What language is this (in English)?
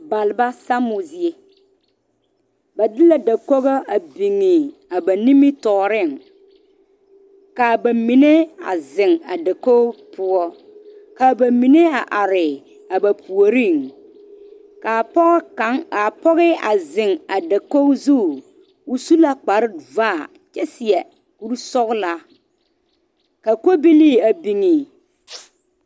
Southern Dagaare